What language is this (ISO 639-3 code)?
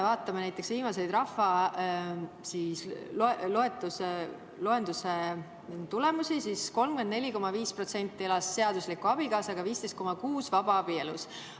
est